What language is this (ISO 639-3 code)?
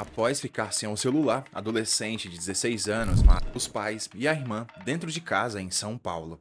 por